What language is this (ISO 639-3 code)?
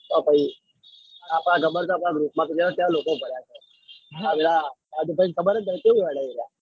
guj